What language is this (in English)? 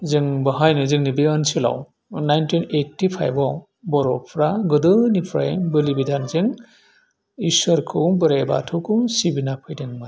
Bodo